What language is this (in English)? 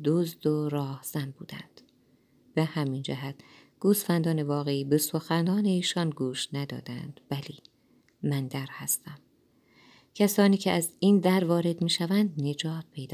Persian